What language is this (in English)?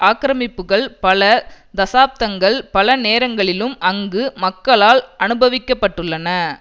Tamil